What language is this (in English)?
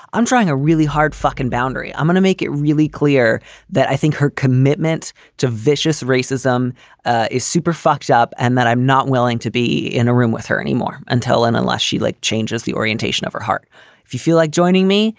English